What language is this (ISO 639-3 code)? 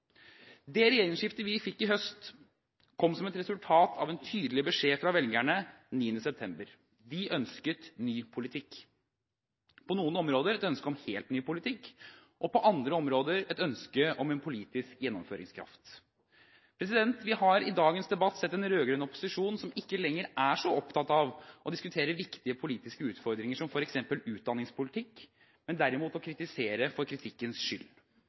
nob